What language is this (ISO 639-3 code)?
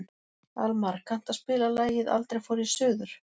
isl